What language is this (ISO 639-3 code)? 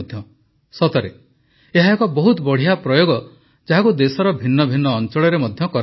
ori